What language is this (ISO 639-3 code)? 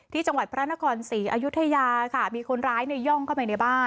tha